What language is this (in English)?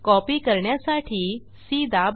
Marathi